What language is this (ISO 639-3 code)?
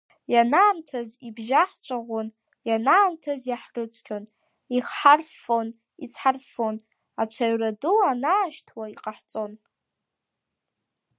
abk